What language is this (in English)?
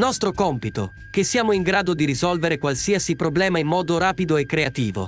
Italian